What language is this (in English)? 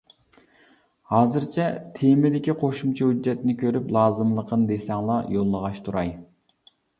Uyghur